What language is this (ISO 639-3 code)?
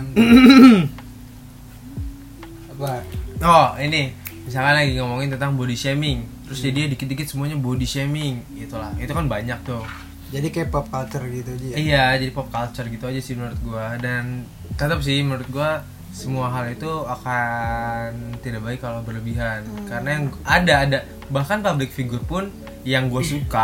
ind